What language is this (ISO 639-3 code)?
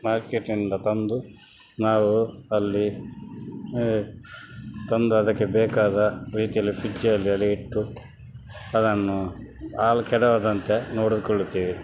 kan